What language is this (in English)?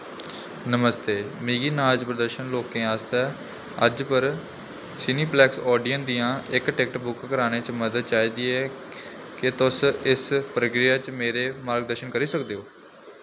Dogri